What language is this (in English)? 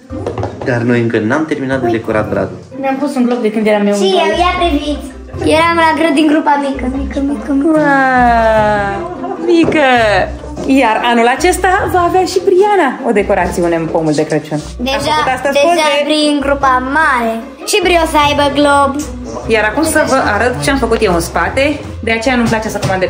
Romanian